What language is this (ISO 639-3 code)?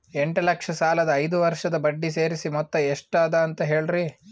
kan